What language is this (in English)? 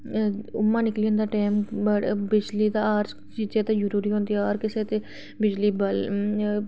Dogri